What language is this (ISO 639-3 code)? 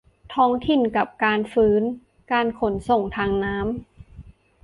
tha